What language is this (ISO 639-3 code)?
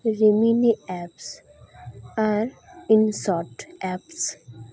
sat